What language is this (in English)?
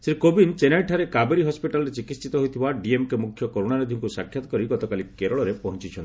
Odia